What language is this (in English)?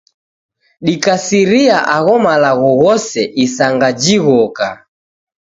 Taita